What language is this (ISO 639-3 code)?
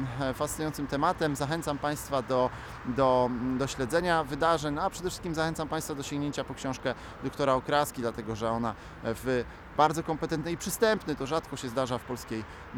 pol